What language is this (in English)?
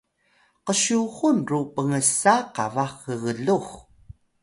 Atayal